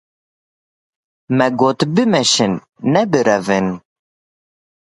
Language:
Kurdish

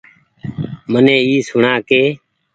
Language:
Goaria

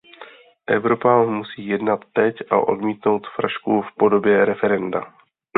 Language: Czech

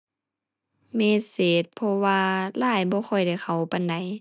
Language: Thai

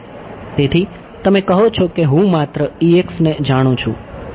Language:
Gujarati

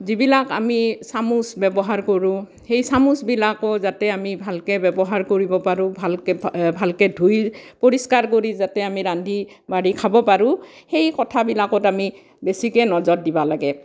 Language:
Assamese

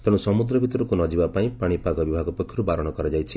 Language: Odia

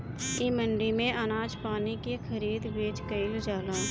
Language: Bhojpuri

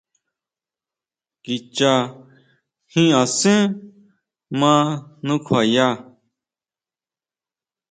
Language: Huautla Mazatec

